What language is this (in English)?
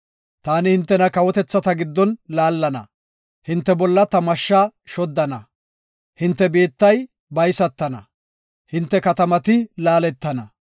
Gofa